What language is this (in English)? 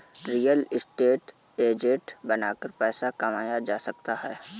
Hindi